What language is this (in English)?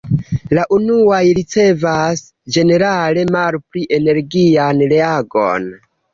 Esperanto